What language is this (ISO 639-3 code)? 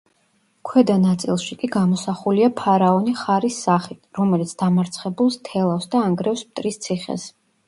kat